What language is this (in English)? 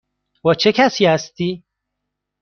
Persian